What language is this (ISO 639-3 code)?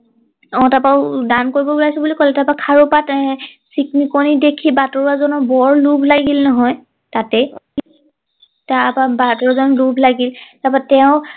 asm